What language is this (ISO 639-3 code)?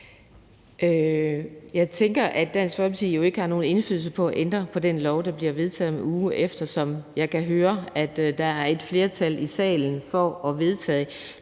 dan